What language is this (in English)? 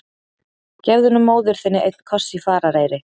Icelandic